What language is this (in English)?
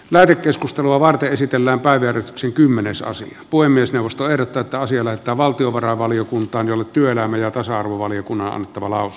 Finnish